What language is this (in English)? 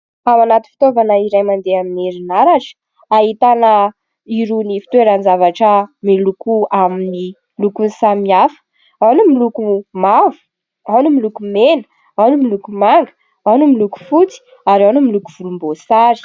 Malagasy